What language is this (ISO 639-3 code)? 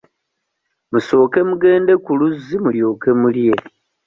lug